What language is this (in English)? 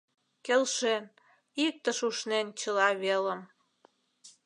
Mari